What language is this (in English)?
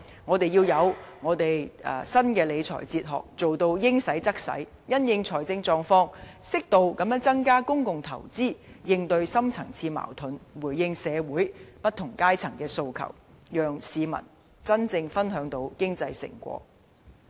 Cantonese